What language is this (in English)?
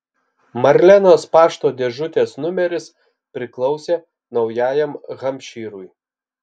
Lithuanian